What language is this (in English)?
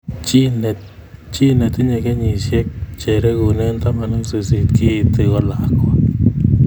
Kalenjin